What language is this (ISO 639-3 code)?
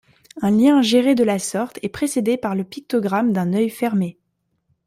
fra